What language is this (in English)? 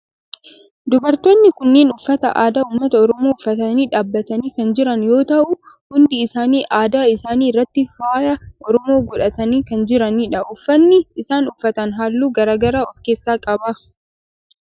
Oromo